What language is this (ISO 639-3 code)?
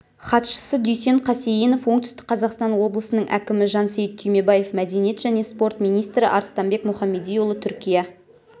kaz